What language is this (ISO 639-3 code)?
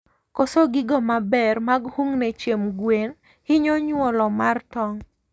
luo